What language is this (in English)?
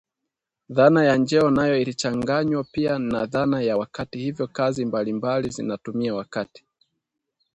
Swahili